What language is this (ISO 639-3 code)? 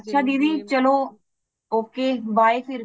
pan